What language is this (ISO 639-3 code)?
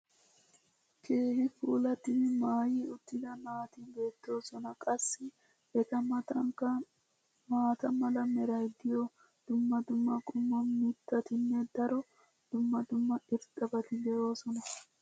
wal